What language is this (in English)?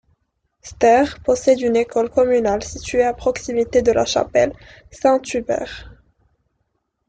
French